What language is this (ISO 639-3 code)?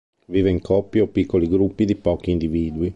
ita